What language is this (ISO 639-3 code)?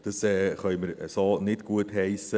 gsw